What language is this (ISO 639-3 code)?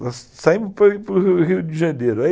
por